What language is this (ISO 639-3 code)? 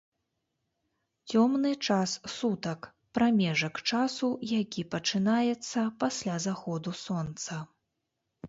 bel